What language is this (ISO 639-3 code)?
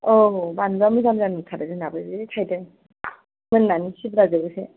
brx